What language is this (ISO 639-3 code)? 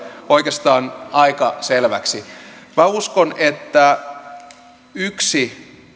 fin